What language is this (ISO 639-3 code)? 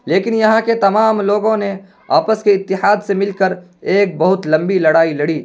urd